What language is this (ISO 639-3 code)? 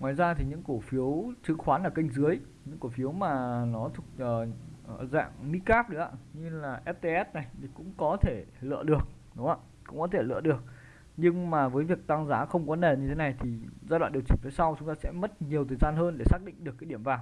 vie